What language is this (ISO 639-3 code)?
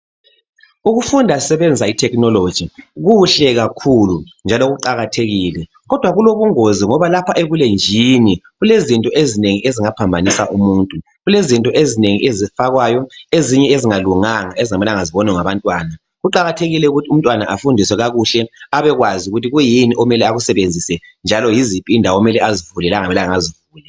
nde